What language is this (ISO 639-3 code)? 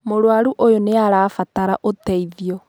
kik